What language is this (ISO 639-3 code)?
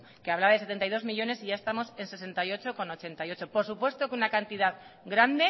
spa